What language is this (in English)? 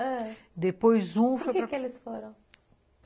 Portuguese